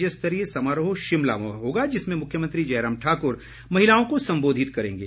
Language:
Hindi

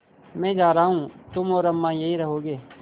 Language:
Hindi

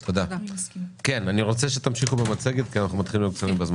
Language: Hebrew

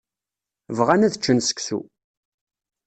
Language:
Kabyle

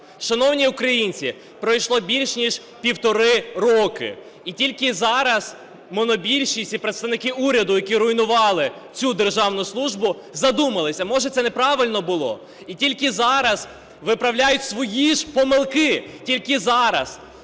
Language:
Ukrainian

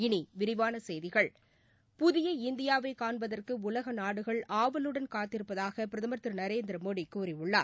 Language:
Tamil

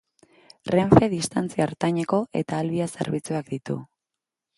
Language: Basque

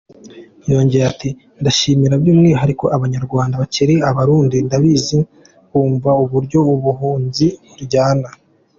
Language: Kinyarwanda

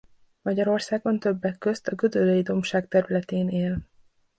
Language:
Hungarian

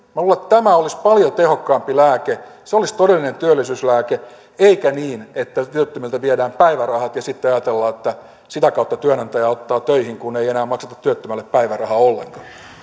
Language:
Finnish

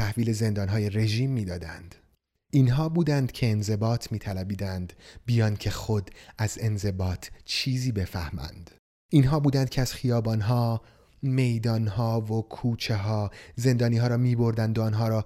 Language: Persian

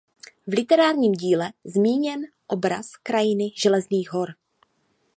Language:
Czech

